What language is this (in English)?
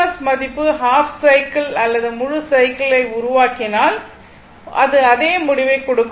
Tamil